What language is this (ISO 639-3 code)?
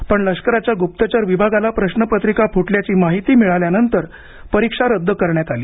mar